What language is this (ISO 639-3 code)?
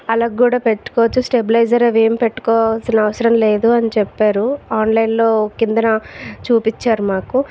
tel